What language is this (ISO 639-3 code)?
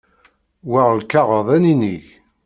kab